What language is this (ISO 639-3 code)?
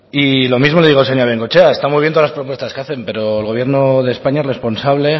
spa